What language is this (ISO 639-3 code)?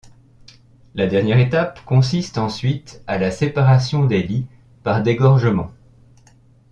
fra